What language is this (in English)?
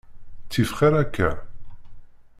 Kabyle